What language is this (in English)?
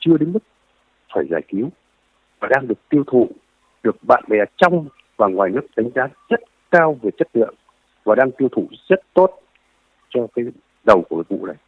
Vietnamese